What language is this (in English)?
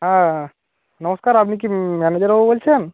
Bangla